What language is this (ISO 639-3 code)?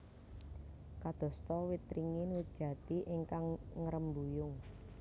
jav